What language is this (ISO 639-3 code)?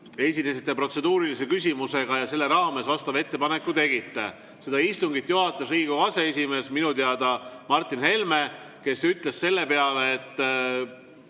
est